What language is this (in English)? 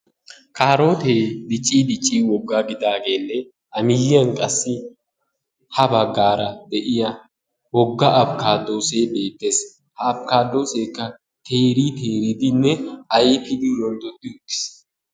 Wolaytta